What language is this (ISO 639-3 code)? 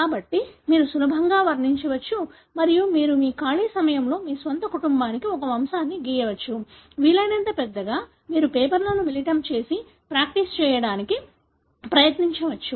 tel